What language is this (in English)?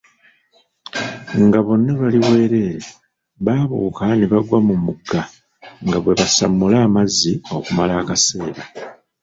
Ganda